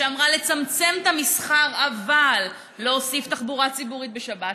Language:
Hebrew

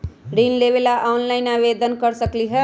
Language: Magahi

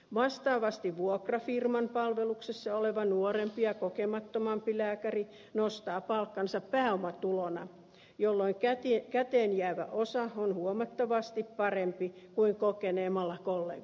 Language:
Finnish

